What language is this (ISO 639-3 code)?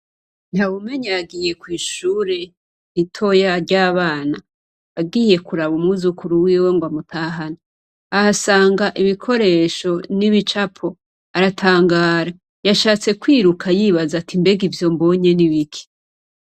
run